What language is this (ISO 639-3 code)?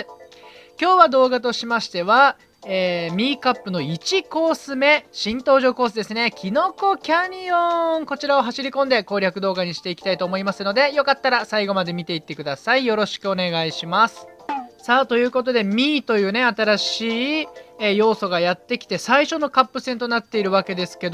jpn